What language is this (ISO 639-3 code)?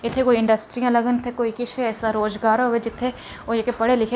doi